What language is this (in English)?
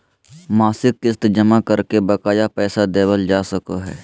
Magahi